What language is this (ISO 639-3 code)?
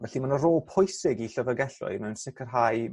cym